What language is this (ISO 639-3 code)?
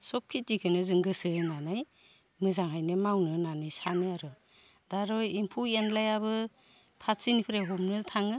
brx